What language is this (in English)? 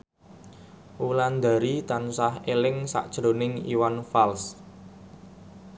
Javanese